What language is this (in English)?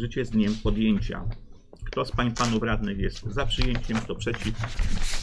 Polish